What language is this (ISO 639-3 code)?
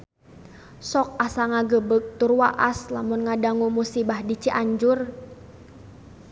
sun